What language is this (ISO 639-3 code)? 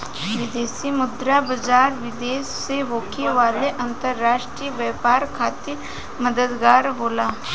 bho